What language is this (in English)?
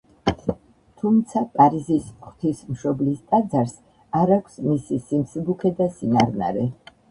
Georgian